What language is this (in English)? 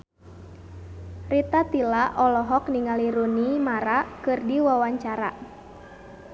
Sundanese